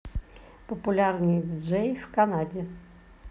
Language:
Russian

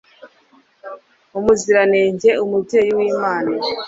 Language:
Kinyarwanda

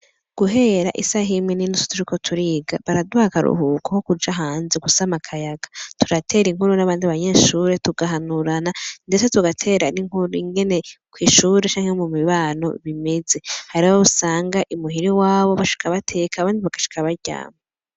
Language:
Rundi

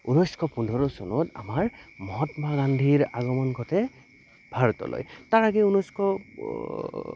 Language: Assamese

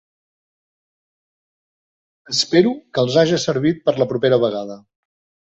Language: Catalan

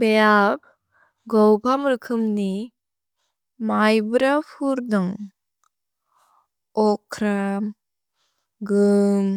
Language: Bodo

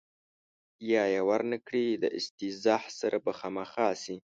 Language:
Pashto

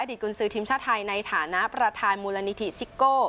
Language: Thai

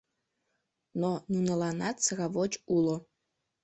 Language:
Mari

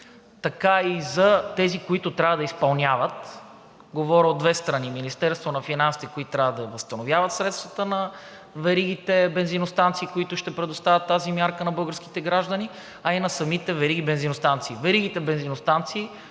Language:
Bulgarian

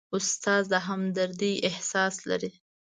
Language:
Pashto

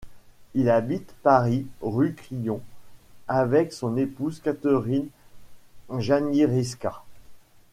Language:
French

